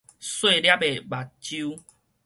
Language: Min Nan Chinese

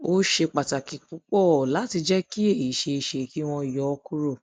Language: Yoruba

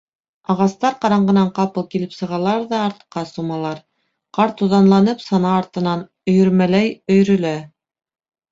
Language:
Bashkir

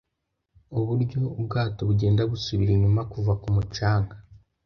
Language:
Kinyarwanda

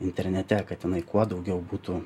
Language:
Lithuanian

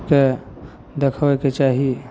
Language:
Maithili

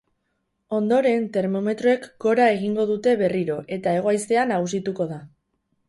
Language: Basque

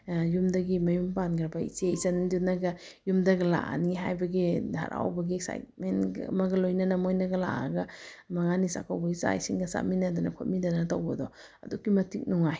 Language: Manipuri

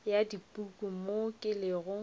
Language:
Northern Sotho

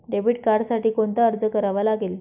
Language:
Marathi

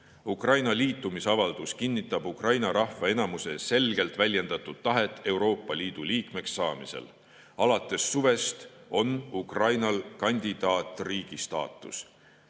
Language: Estonian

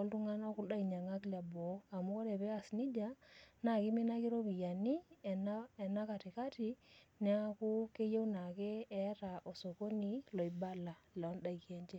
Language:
Masai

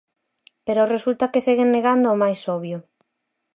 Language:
Galician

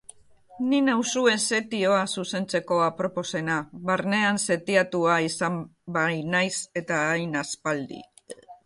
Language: Basque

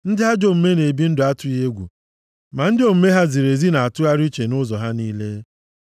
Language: Igbo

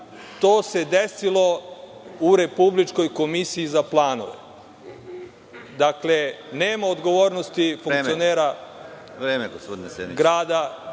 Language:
Serbian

